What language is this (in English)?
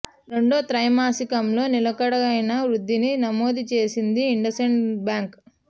Telugu